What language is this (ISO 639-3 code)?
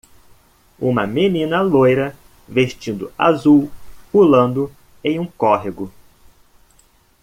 por